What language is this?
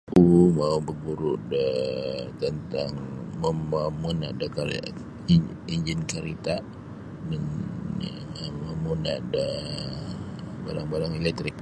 Sabah Bisaya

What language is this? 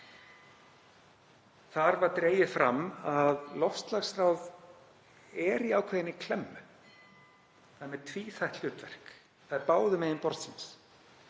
Icelandic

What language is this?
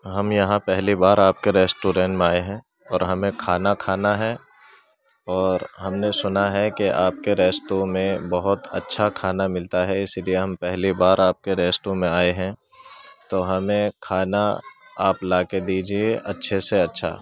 Urdu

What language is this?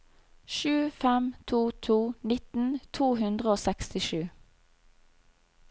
Norwegian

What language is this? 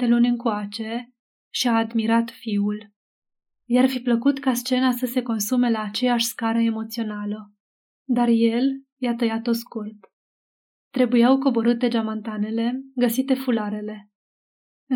Romanian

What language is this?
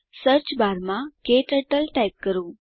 Gujarati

